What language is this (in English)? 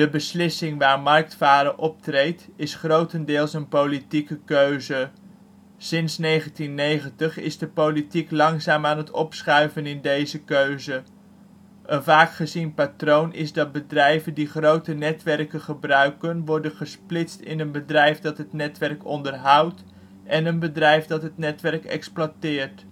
Dutch